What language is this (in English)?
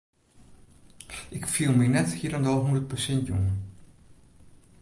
Western Frisian